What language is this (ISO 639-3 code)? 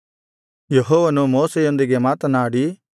kan